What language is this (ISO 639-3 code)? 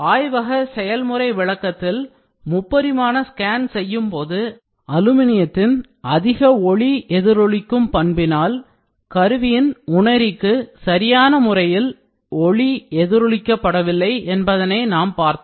tam